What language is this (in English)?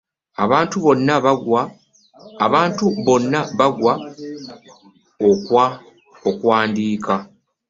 Ganda